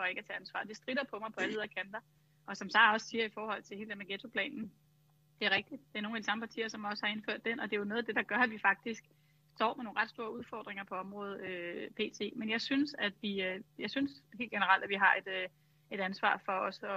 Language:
Danish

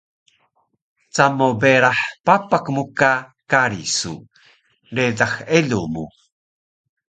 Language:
Taroko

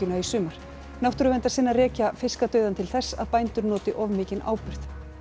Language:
Icelandic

